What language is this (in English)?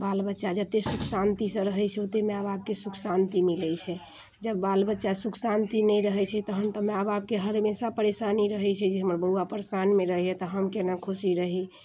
Maithili